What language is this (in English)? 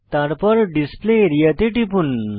Bangla